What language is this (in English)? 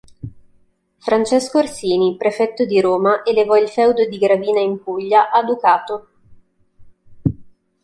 Italian